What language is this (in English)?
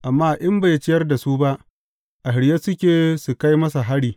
Hausa